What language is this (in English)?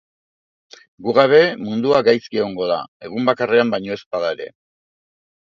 Basque